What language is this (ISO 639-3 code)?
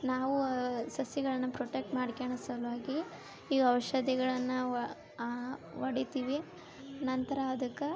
kan